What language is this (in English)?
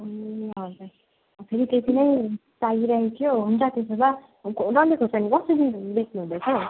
Nepali